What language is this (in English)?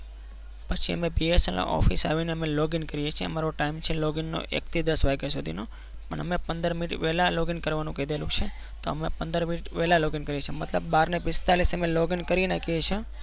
Gujarati